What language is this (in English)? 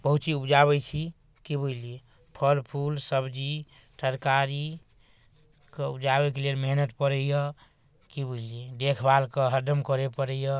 Maithili